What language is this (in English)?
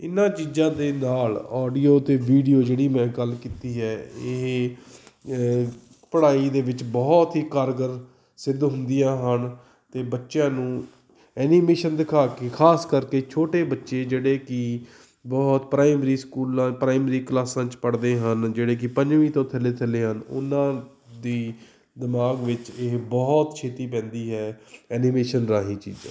Punjabi